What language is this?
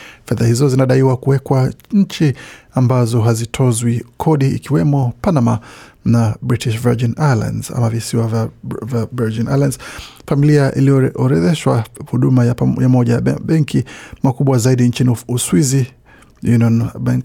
Swahili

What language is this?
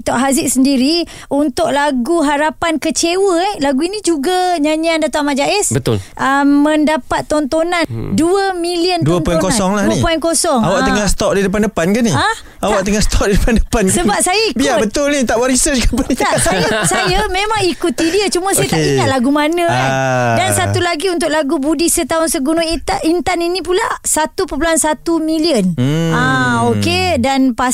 Malay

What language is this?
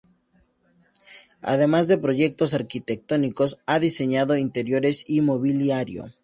Spanish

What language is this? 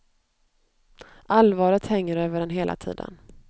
Swedish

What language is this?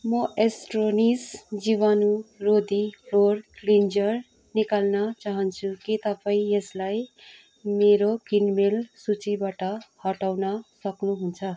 Nepali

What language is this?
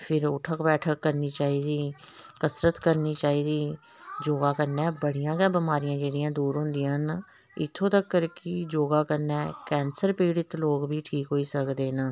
Dogri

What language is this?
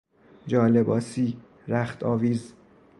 Persian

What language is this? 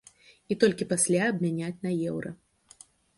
Belarusian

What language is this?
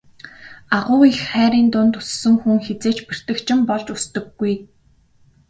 Mongolian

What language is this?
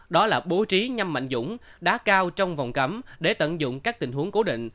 Vietnamese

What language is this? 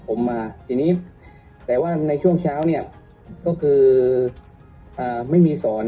Thai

